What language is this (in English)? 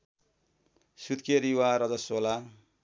Nepali